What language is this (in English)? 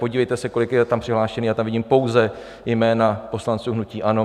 Czech